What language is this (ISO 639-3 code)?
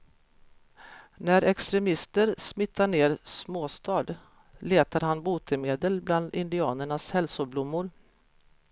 swe